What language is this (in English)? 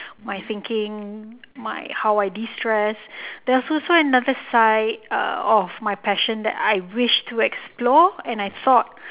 English